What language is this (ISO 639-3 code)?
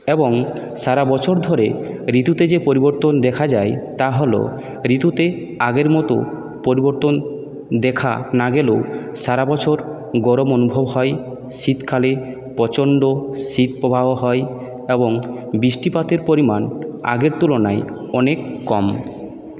ben